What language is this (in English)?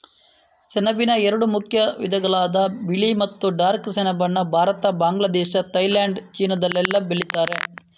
Kannada